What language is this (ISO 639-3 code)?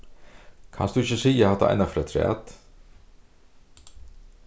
fao